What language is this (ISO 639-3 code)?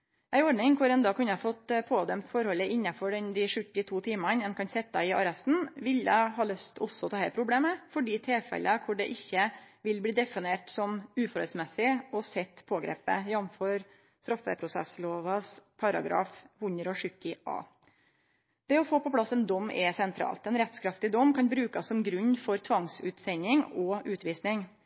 nno